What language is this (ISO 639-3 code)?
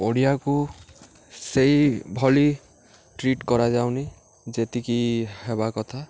ori